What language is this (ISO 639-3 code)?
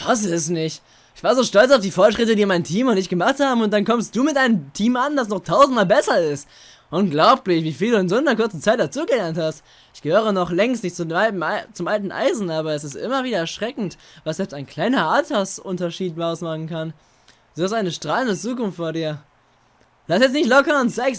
deu